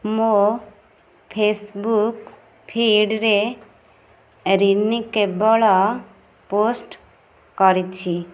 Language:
Odia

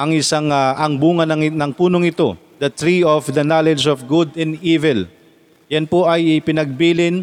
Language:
Filipino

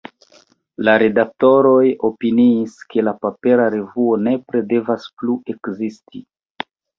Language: Esperanto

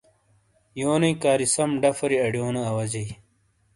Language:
Shina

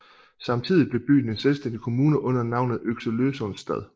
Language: Danish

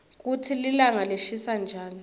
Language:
Swati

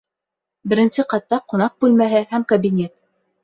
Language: Bashkir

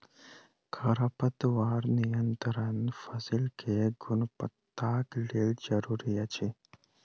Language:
Maithili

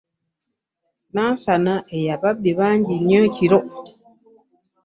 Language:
Ganda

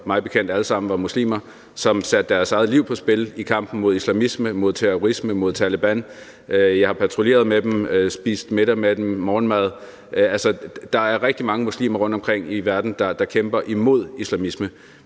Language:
Danish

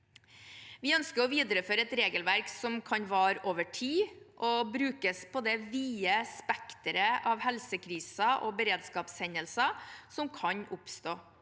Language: Norwegian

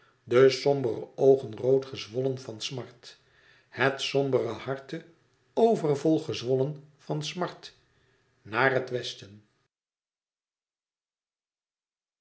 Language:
Dutch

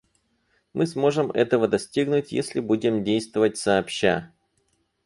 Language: Russian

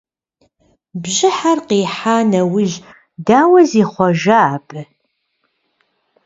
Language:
Kabardian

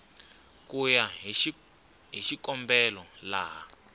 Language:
Tsonga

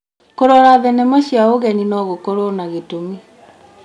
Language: Kikuyu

